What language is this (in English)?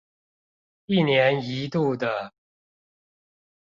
Chinese